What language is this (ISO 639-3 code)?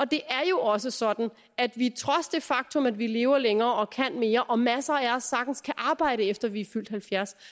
dan